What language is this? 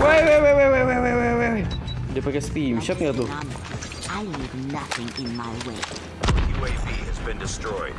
Indonesian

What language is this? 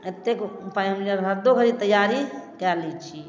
Maithili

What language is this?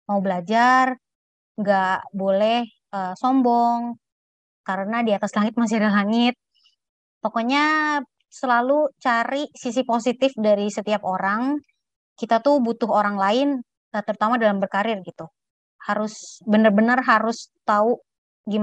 Indonesian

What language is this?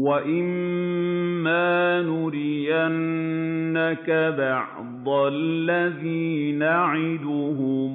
Arabic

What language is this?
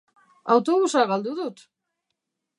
Basque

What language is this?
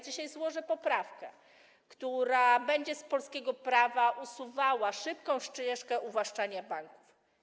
Polish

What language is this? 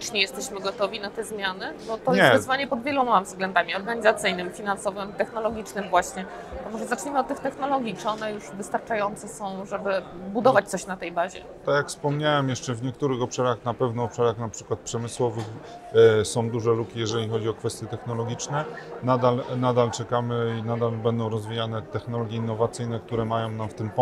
Polish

